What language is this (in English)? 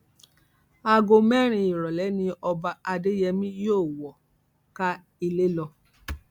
Yoruba